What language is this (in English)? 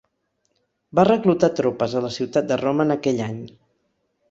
Catalan